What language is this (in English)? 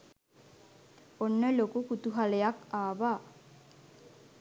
Sinhala